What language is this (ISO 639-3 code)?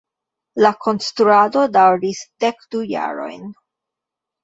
epo